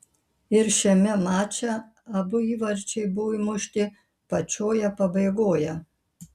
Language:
Lithuanian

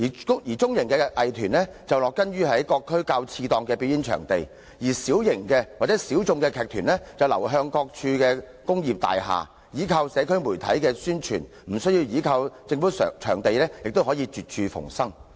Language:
Cantonese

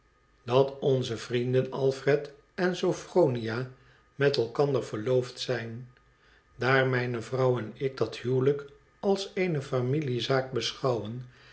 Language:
Dutch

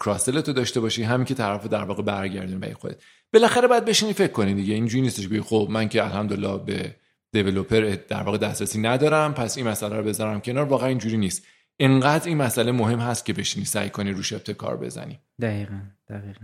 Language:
Persian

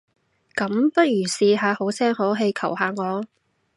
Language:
Cantonese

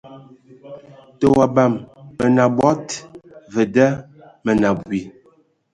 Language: Ewondo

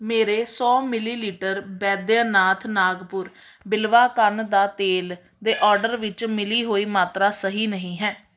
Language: Punjabi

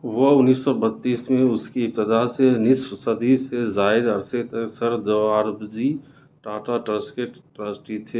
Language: Urdu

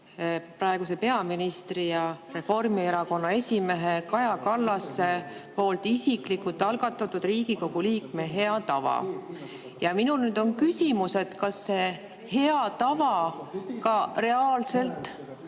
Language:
Estonian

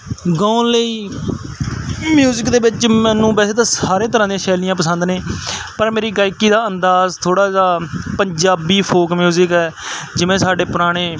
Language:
Punjabi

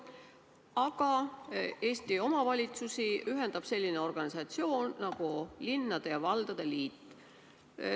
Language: Estonian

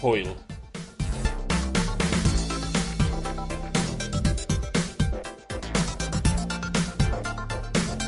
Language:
Welsh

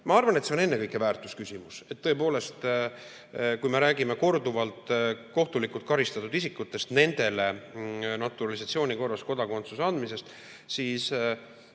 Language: Estonian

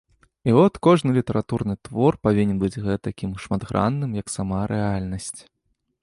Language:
Belarusian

